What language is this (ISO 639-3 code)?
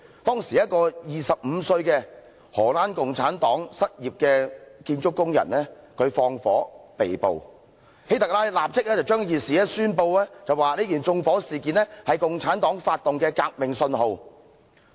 yue